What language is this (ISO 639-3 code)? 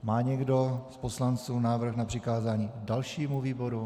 ces